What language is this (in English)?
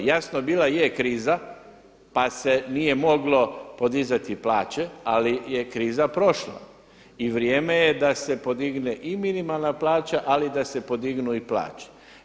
Croatian